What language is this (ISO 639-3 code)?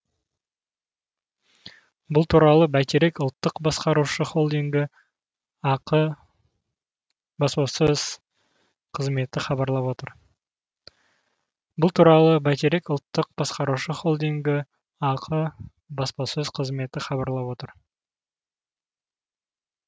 kaz